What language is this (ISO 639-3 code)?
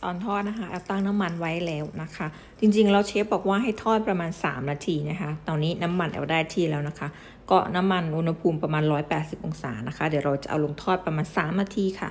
tha